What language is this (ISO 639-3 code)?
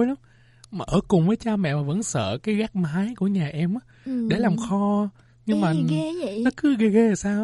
vie